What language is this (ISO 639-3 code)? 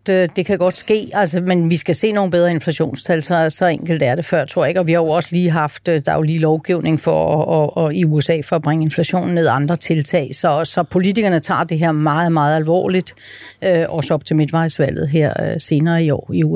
dan